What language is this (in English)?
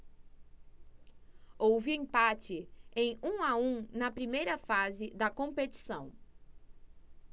Portuguese